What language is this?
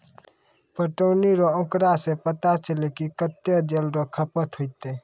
Maithili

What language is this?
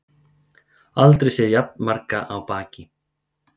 Icelandic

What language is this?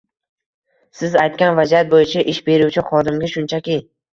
Uzbek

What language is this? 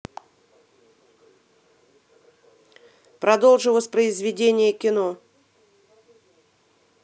Russian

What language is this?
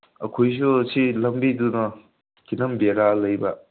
Manipuri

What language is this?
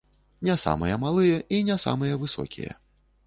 Belarusian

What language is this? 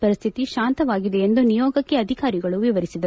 Kannada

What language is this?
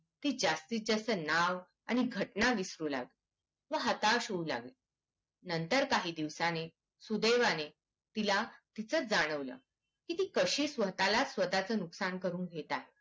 Marathi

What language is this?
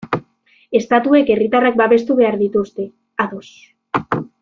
Basque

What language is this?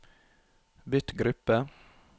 Norwegian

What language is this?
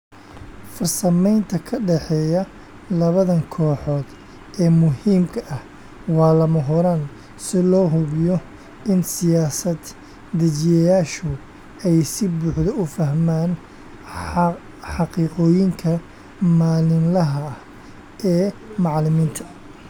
Somali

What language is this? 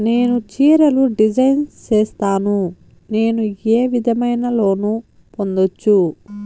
Telugu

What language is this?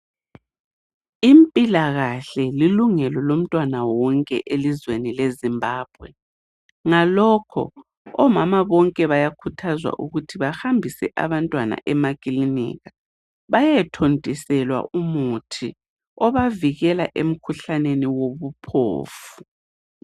North Ndebele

